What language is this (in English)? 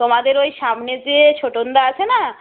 Bangla